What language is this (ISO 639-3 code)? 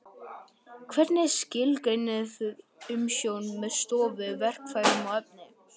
isl